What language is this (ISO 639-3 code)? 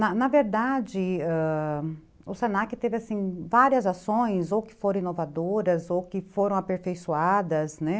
por